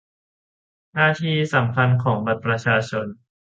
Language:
Thai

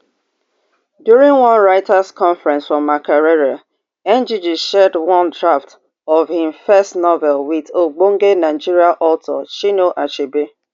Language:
Nigerian Pidgin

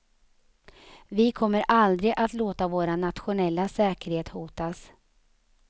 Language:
Swedish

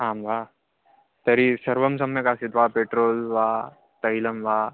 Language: Sanskrit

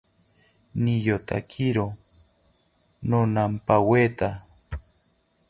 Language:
South Ucayali Ashéninka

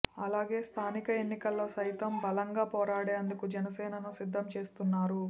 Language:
Telugu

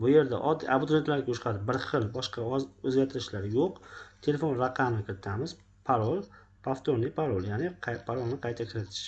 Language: Uzbek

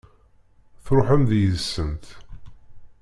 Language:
Kabyle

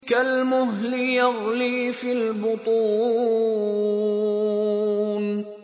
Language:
Arabic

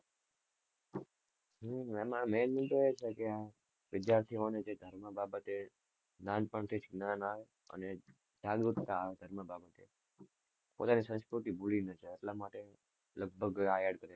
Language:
Gujarati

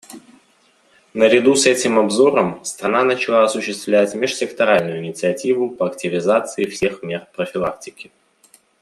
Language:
Russian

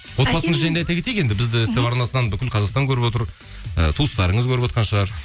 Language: Kazakh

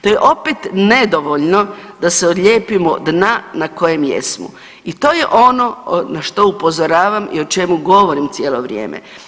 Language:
Croatian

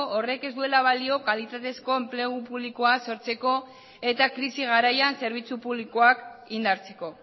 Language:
Basque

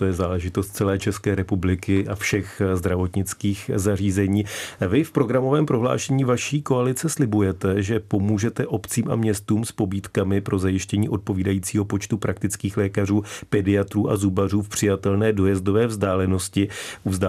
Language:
Czech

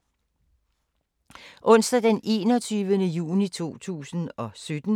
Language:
Danish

